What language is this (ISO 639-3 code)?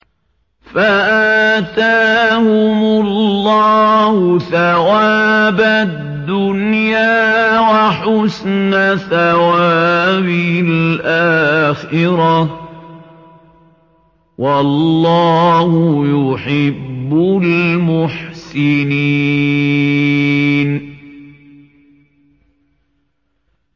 ara